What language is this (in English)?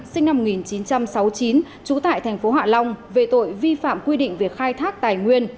Vietnamese